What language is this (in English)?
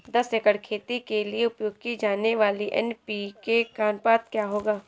Hindi